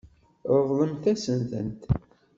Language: Kabyle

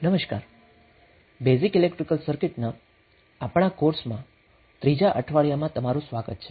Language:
Gujarati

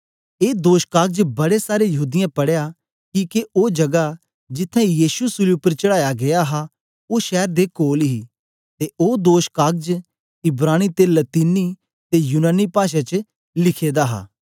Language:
Dogri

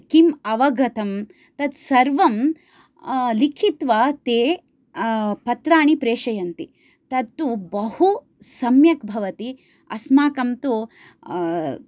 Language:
Sanskrit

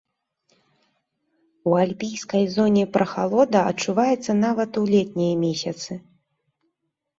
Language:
Belarusian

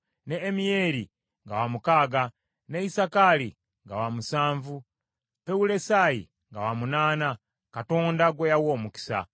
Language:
Ganda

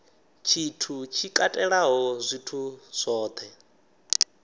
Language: Venda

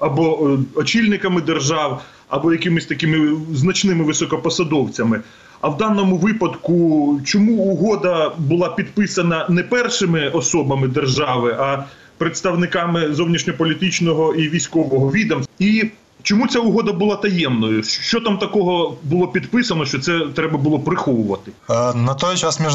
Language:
Ukrainian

